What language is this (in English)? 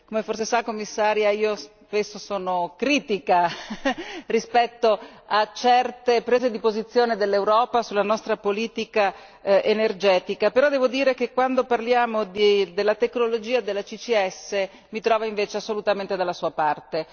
Italian